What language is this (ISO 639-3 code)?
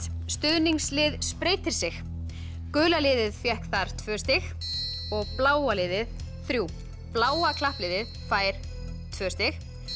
isl